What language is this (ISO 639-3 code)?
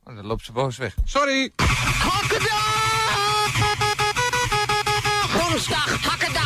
nld